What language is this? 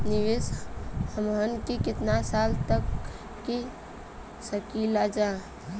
Bhojpuri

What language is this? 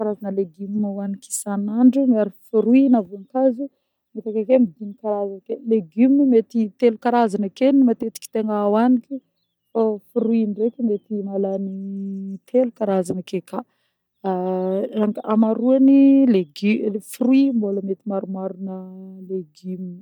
Northern Betsimisaraka Malagasy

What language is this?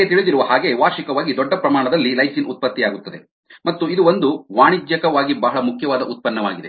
Kannada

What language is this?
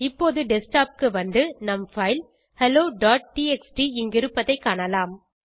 Tamil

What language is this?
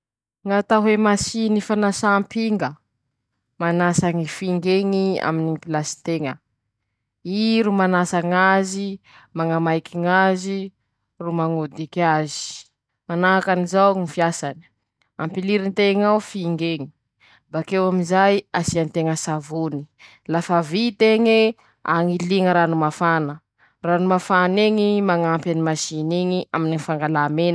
Masikoro Malagasy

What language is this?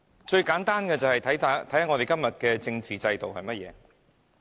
Cantonese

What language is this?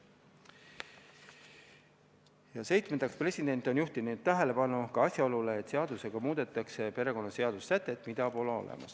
Estonian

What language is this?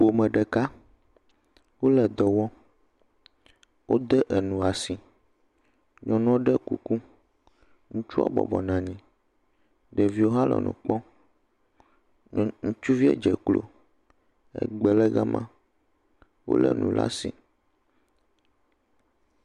Ewe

